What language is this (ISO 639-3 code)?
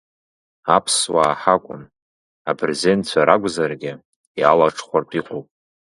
abk